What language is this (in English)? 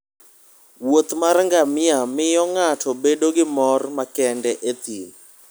Luo (Kenya and Tanzania)